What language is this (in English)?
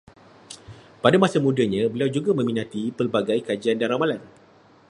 Malay